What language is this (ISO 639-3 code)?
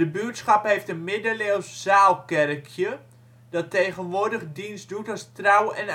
nld